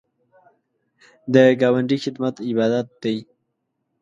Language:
Pashto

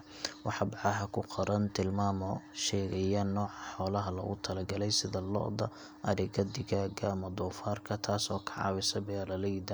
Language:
Somali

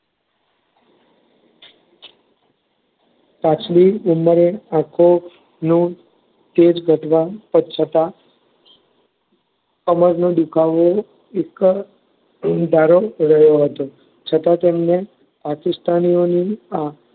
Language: Gujarati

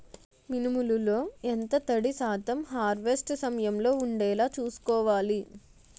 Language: Telugu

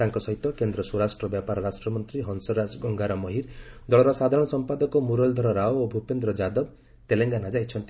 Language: Odia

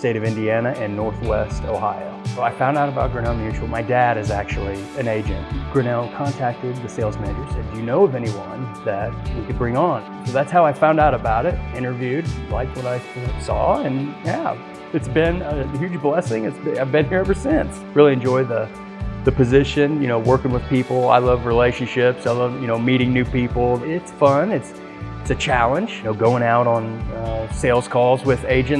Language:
English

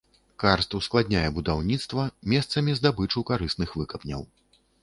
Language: Belarusian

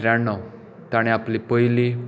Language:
Konkani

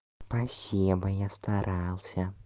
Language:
Russian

